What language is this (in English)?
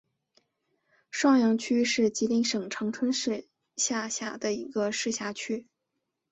Chinese